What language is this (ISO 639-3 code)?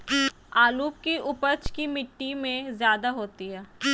mag